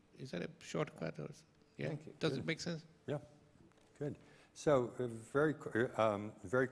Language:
English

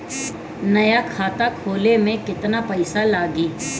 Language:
Bhojpuri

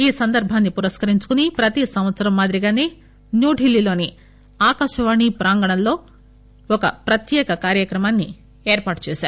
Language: Telugu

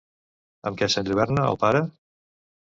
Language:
Catalan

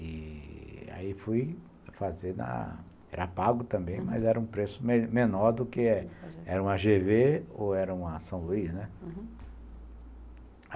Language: Portuguese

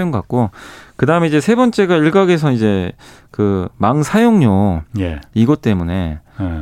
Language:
Korean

